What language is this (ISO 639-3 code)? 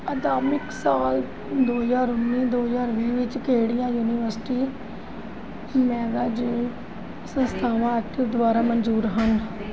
pan